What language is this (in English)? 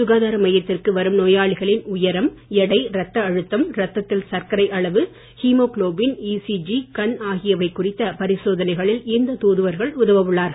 Tamil